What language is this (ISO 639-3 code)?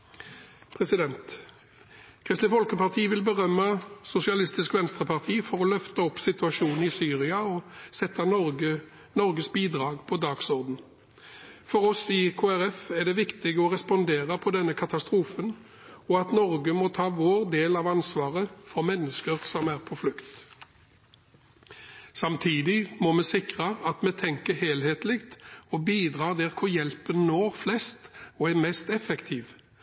nob